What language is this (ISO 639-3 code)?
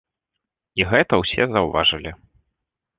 bel